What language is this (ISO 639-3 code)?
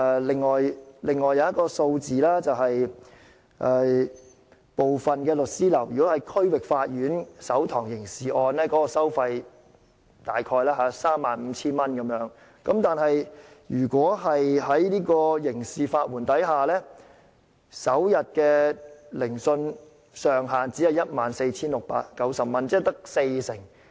yue